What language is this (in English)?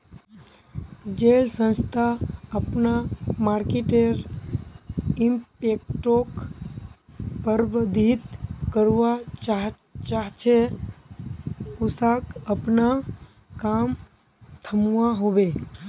Magahi